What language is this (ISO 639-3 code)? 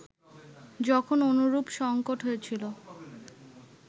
ben